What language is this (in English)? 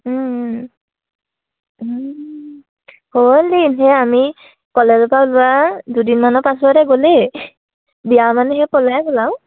Assamese